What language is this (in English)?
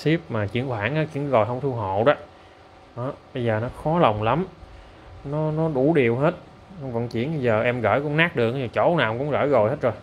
Vietnamese